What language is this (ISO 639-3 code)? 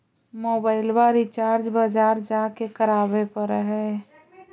mag